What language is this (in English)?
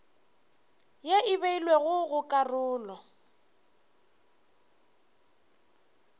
Northern Sotho